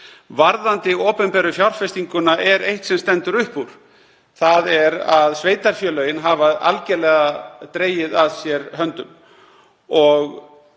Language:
Icelandic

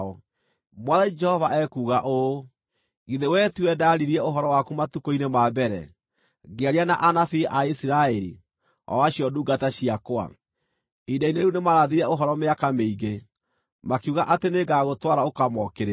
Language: Kikuyu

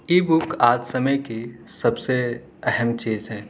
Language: Urdu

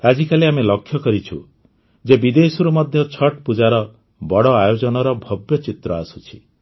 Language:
Odia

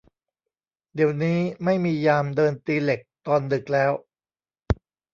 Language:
Thai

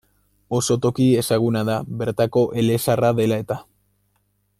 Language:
Basque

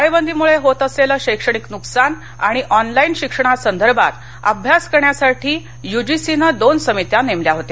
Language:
Marathi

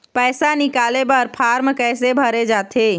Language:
Chhattisgarhi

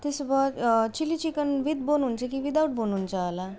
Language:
Nepali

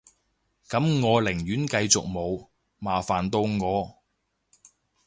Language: Cantonese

